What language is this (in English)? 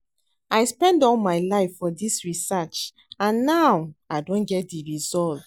Nigerian Pidgin